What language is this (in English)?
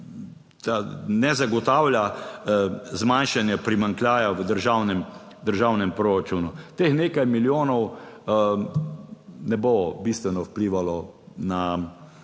Slovenian